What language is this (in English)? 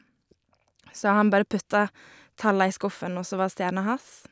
Norwegian